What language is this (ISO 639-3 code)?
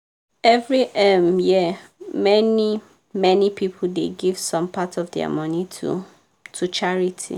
pcm